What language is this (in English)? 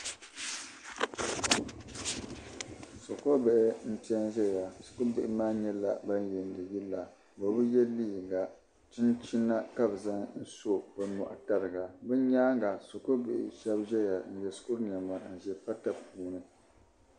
Dagbani